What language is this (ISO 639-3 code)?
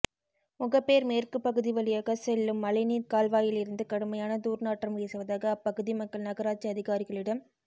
tam